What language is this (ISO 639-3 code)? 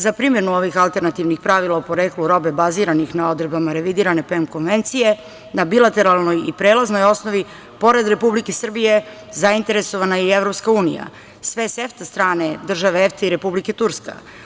srp